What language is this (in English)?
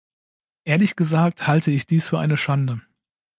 German